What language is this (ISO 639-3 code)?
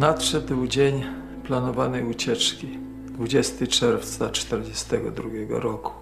pol